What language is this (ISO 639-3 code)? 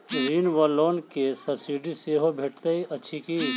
mai